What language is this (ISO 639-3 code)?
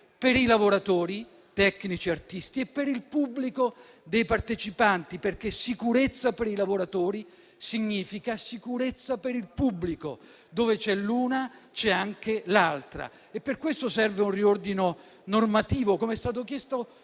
ita